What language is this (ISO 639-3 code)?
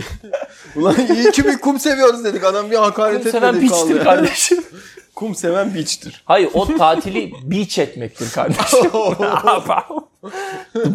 tur